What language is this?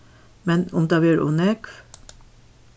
Faroese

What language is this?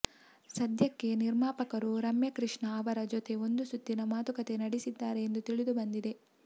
Kannada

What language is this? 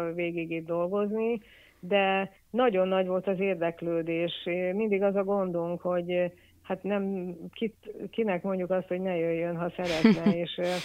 Hungarian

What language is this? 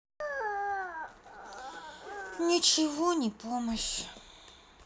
Russian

